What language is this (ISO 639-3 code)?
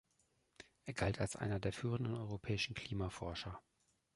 deu